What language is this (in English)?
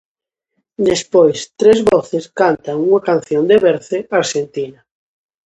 Galician